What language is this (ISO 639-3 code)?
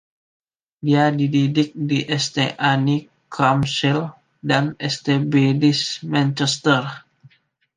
ind